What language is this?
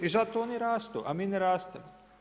Croatian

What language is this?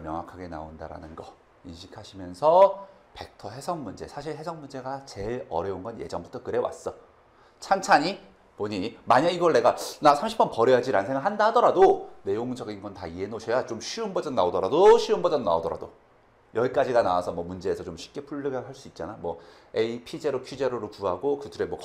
Korean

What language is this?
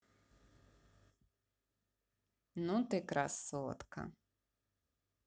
Russian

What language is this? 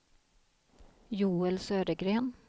Swedish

